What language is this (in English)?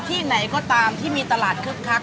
Thai